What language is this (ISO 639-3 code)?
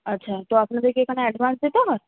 ben